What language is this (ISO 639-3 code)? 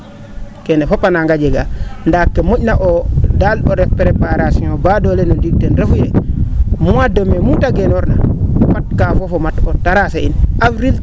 srr